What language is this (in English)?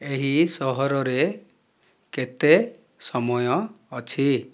Odia